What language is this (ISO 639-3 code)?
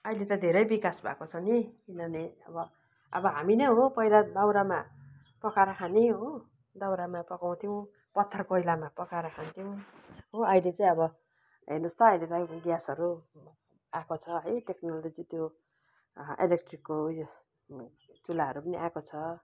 nep